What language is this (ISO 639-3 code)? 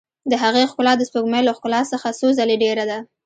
pus